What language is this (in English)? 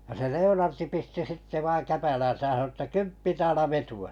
Finnish